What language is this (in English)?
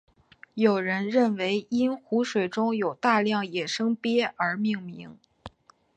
Chinese